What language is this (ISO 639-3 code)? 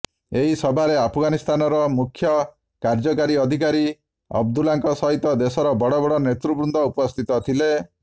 ori